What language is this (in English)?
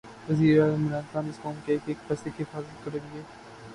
Urdu